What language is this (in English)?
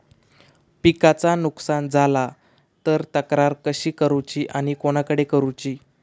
Marathi